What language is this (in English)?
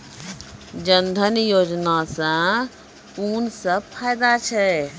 Maithili